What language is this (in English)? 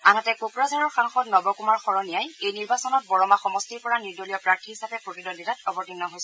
Assamese